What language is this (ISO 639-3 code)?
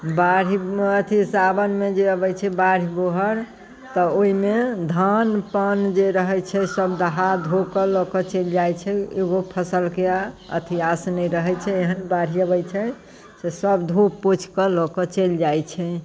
mai